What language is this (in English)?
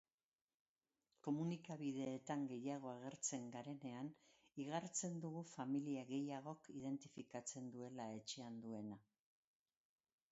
Basque